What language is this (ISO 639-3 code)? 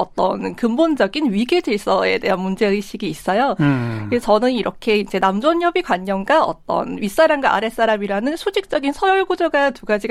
kor